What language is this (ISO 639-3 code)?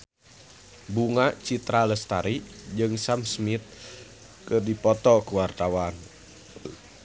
sun